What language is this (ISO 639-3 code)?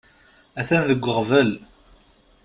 kab